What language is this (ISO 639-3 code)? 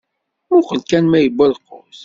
kab